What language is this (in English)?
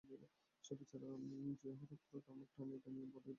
Bangla